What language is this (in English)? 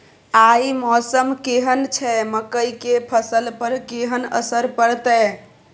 Maithili